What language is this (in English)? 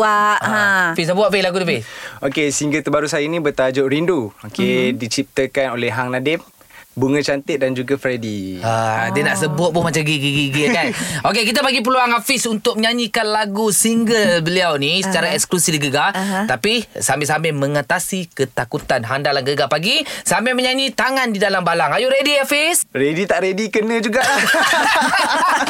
Malay